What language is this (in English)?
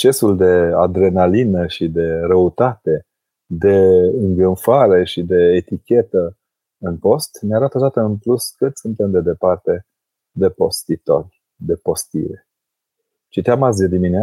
Romanian